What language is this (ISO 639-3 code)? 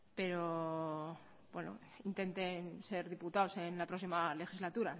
spa